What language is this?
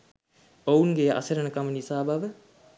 Sinhala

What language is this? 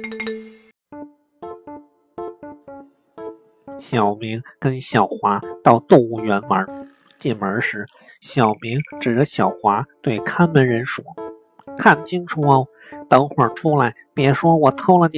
Chinese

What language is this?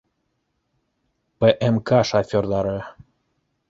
Bashkir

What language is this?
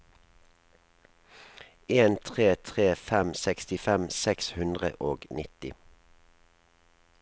Norwegian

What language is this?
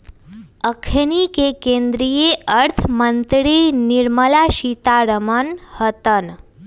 Magahi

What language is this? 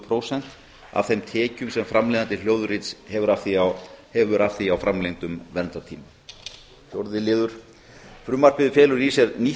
Icelandic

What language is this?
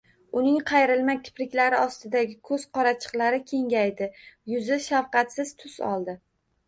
Uzbek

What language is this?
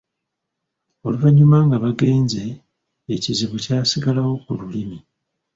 Ganda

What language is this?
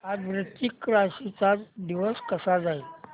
Marathi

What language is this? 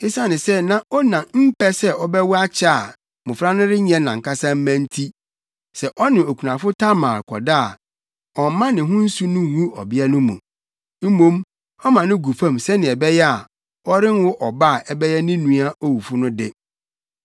Akan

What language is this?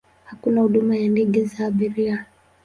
Swahili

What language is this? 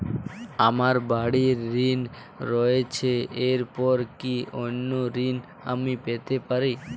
Bangla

